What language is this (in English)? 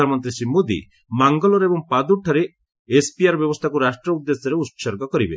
Odia